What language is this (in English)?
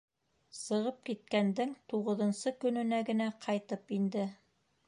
Bashkir